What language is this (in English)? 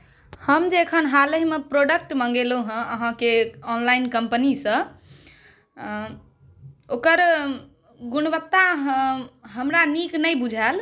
Maithili